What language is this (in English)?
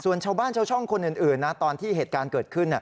Thai